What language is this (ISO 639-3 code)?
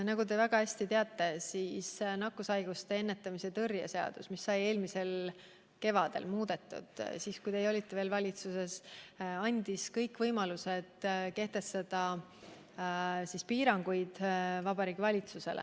est